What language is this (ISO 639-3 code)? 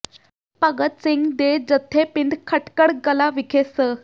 pan